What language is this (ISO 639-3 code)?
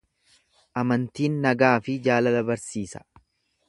orm